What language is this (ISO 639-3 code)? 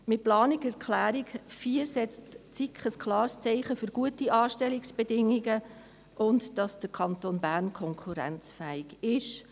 gsw